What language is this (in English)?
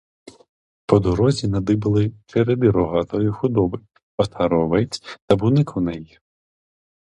Ukrainian